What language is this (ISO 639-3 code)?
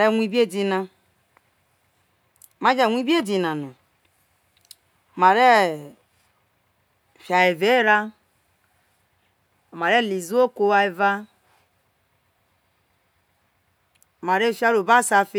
iso